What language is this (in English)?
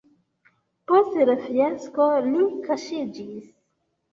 Esperanto